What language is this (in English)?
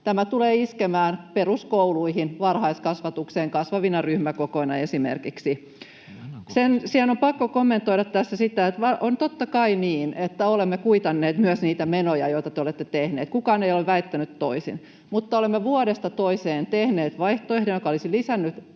Finnish